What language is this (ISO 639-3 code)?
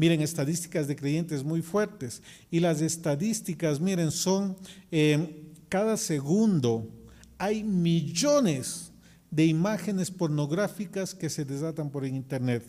spa